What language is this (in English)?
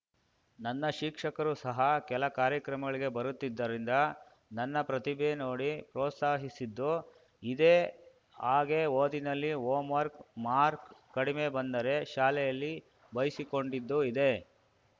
Kannada